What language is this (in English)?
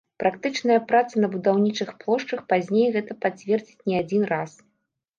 Belarusian